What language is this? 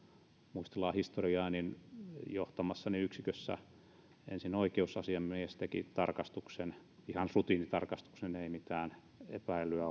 Finnish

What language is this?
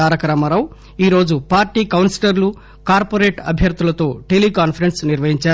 Telugu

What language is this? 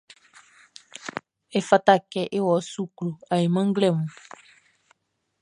Baoulé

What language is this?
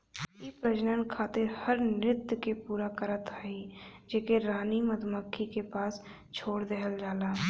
Bhojpuri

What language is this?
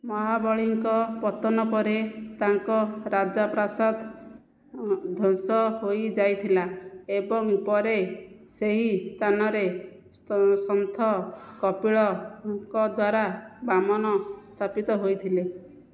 Odia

